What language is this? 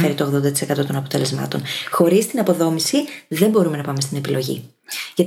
Greek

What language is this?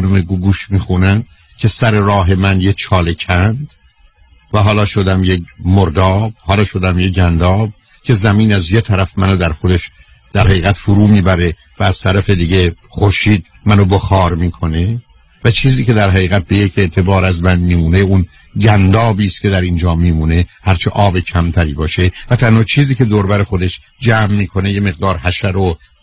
Persian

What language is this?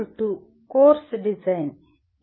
Telugu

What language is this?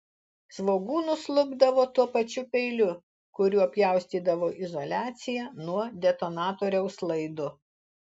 Lithuanian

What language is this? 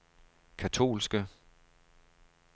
Danish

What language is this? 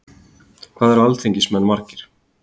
Icelandic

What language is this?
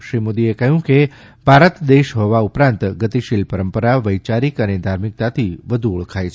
Gujarati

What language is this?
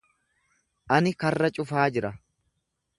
Oromo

